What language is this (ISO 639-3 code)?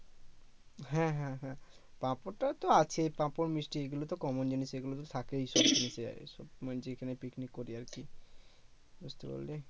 ben